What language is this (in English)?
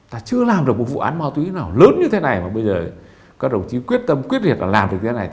Vietnamese